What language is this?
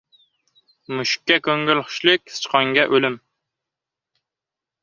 Uzbek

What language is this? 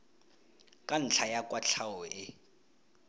Tswana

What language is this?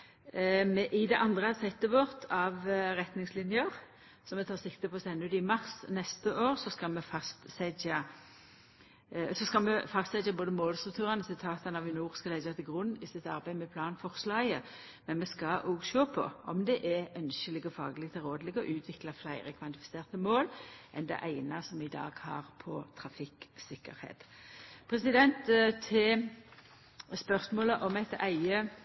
Norwegian Nynorsk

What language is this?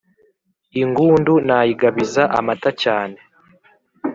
Kinyarwanda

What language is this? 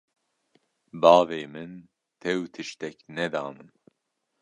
Kurdish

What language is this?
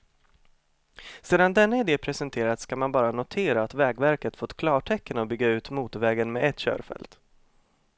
Swedish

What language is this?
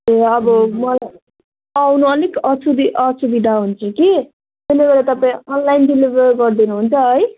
Nepali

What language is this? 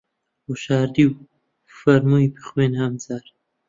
Central Kurdish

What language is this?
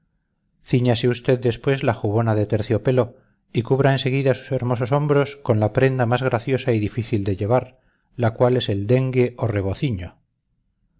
Spanish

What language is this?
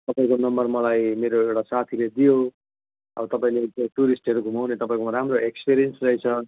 Nepali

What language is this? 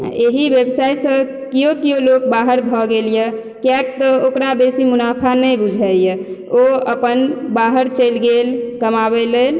Maithili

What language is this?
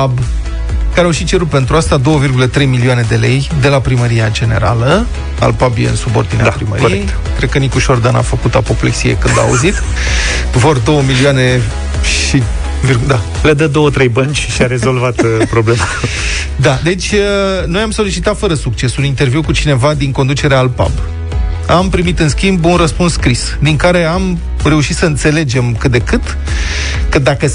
Romanian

